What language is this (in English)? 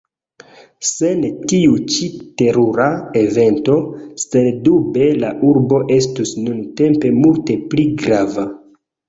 Esperanto